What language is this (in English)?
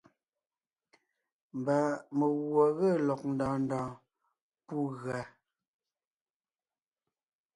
Ngiemboon